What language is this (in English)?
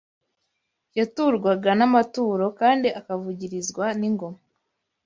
Kinyarwanda